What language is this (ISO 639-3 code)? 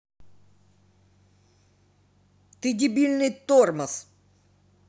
rus